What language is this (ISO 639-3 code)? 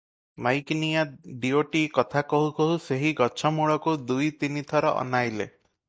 ori